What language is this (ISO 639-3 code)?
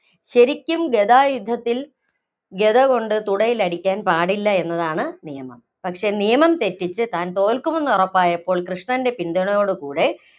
mal